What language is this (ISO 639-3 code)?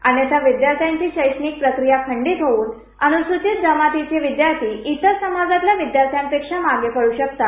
mar